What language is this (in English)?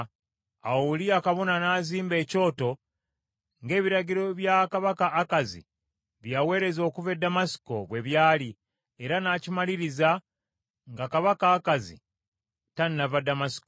Ganda